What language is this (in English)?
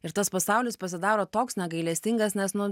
Lithuanian